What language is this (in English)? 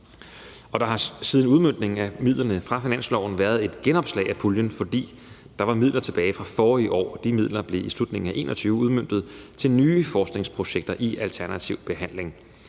Danish